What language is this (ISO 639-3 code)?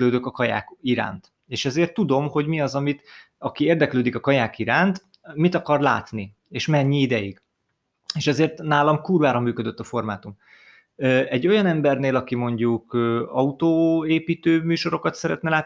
hun